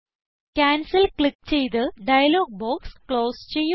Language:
Malayalam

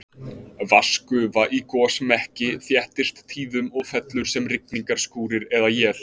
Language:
Icelandic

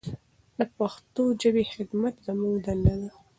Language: Pashto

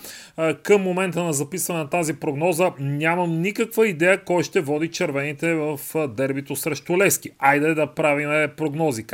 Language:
Bulgarian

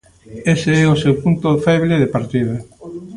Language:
Galician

